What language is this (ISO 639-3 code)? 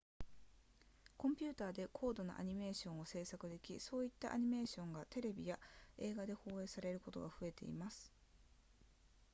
jpn